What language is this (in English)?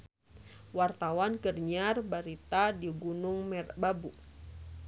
Sundanese